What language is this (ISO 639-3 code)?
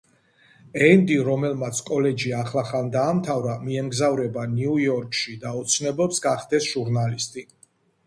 kat